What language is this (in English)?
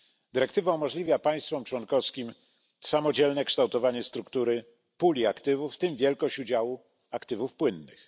Polish